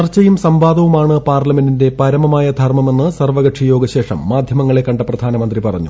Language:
Malayalam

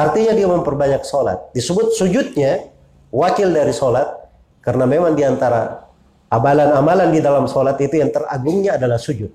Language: Indonesian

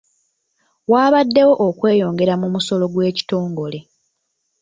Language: Ganda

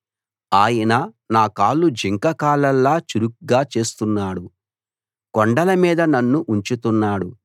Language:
Telugu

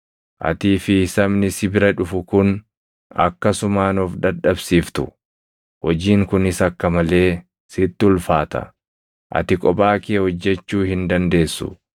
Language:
Oromo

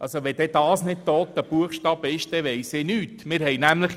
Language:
Swiss German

